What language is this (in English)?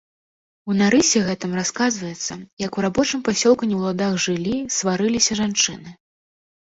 Belarusian